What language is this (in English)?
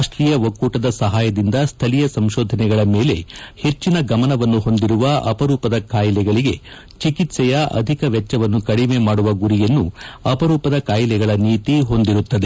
Kannada